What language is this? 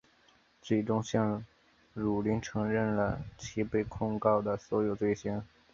Chinese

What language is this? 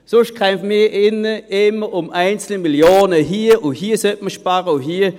Swiss German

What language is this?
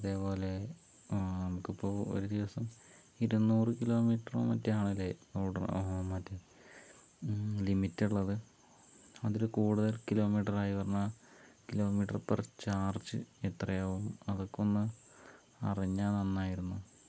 Malayalam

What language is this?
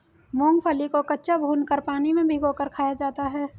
Hindi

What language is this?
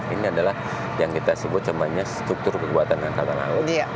Indonesian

